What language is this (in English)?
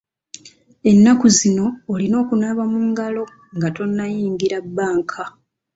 Ganda